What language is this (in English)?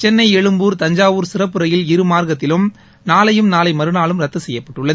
Tamil